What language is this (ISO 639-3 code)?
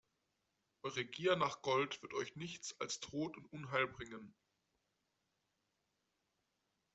deu